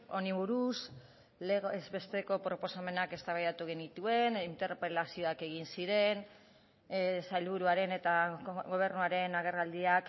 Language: Basque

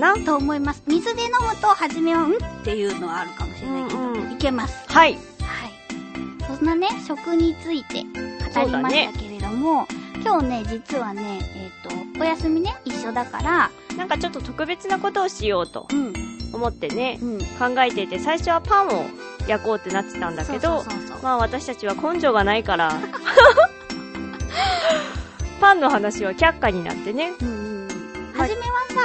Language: Japanese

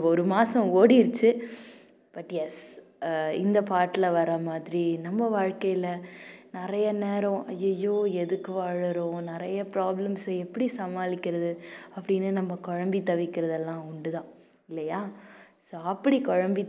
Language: Tamil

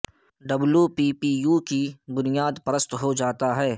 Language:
Urdu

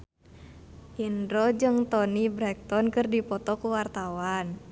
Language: Sundanese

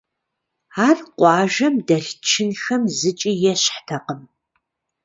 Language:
Kabardian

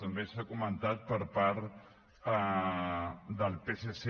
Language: Catalan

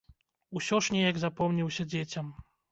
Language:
Belarusian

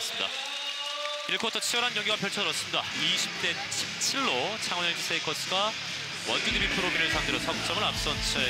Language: Korean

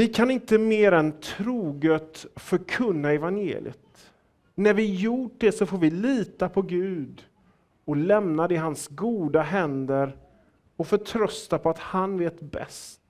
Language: Swedish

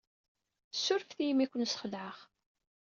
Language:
Kabyle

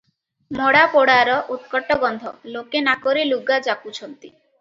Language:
Odia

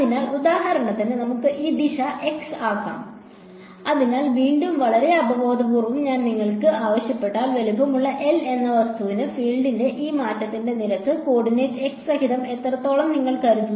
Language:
Malayalam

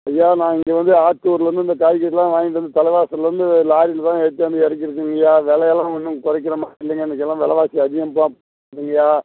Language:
Tamil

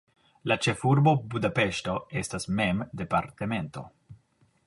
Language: Esperanto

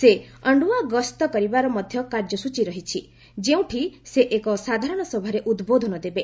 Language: Odia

